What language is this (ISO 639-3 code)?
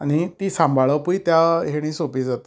kok